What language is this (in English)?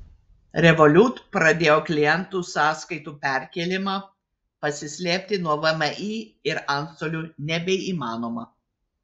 Lithuanian